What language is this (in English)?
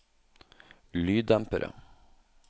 Norwegian